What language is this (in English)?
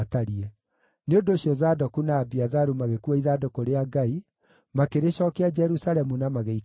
Kikuyu